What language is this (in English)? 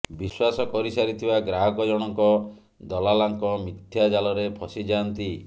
Odia